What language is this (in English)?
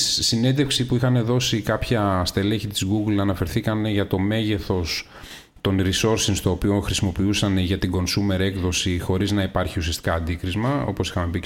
Greek